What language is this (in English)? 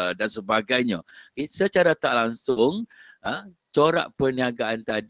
Malay